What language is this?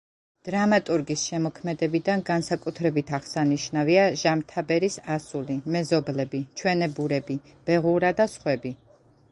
Georgian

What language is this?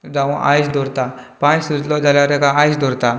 Konkani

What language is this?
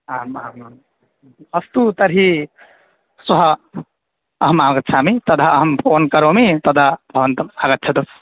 Sanskrit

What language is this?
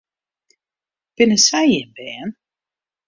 Western Frisian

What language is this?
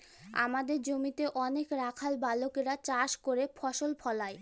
Bangla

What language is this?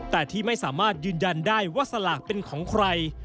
Thai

